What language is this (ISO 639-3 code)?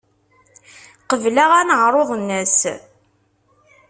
kab